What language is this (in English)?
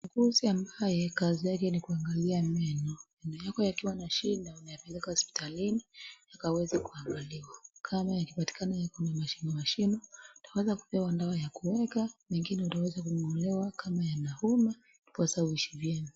Swahili